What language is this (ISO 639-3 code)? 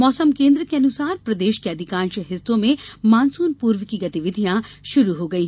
hin